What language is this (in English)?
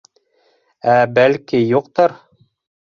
Bashkir